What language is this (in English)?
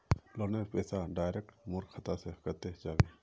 Magahi